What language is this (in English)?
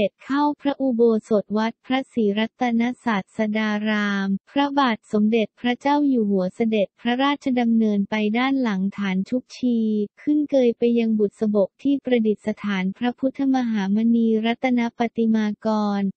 Thai